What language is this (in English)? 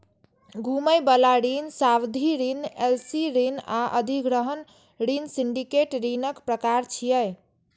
Maithili